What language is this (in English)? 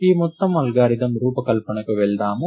Telugu